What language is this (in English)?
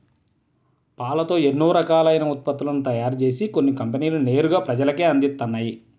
Telugu